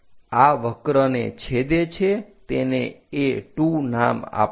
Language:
Gujarati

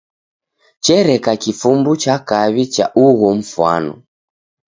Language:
Taita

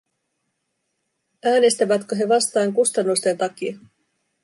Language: Finnish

